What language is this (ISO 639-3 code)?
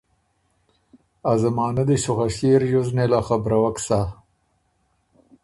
oru